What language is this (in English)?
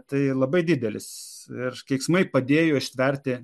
Lithuanian